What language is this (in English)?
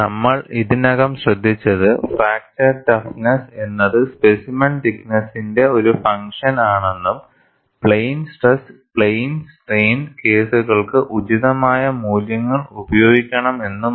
Malayalam